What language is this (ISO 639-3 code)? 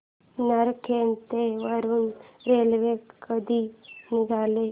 mar